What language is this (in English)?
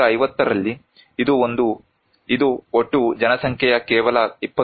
Kannada